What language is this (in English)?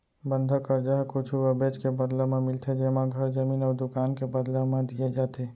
Chhattisgarhi